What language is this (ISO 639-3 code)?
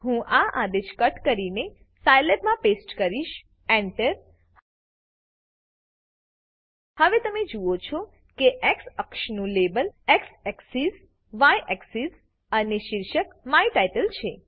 guj